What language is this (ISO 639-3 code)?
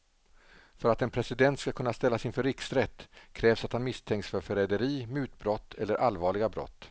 swe